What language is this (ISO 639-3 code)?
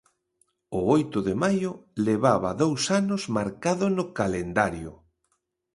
glg